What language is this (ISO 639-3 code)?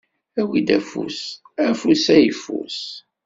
kab